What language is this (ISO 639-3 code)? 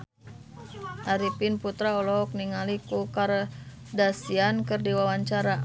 sun